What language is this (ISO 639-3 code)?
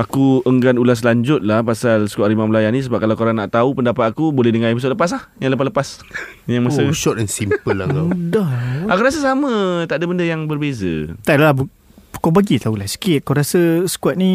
msa